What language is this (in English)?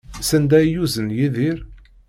Kabyle